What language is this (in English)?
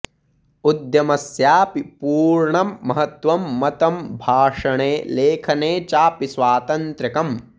Sanskrit